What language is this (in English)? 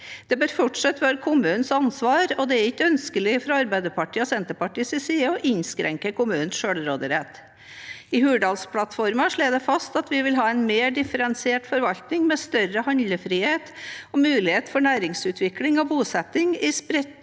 Norwegian